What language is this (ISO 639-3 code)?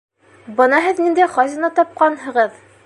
bak